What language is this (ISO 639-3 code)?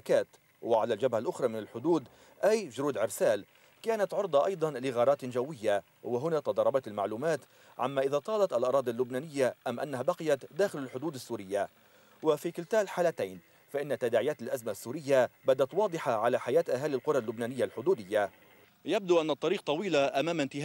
ara